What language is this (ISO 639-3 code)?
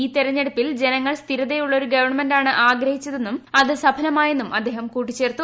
mal